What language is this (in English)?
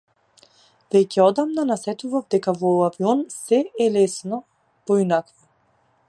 Macedonian